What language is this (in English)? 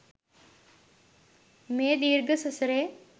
Sinhala